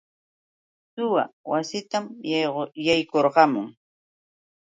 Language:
Yauyos Quechua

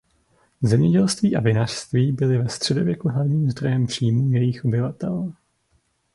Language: Czech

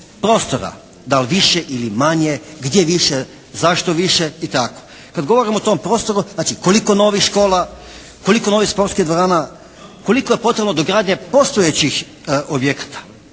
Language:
Croatian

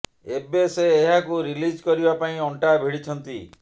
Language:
Odia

